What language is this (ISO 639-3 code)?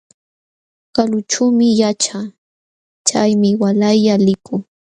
qxw